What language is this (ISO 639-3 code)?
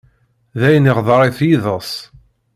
kab